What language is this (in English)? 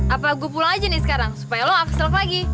Indonesian